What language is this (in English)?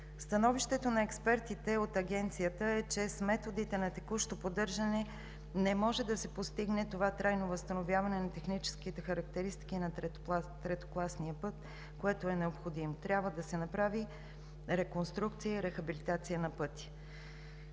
Bulgarian